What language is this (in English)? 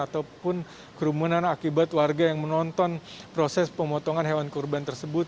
Indonesian